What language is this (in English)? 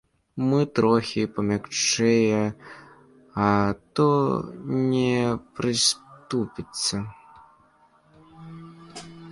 Belarusian